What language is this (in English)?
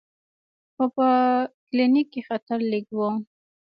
Pashto